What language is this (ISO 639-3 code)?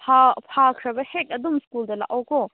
mni